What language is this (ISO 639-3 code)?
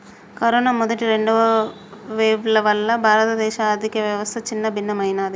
tel